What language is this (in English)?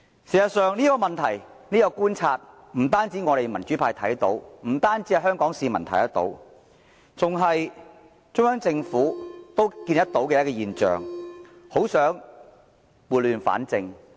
Cantonese